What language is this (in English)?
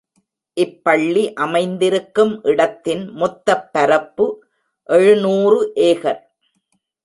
Tamil